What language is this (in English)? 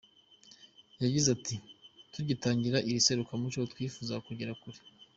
Kinyarwanda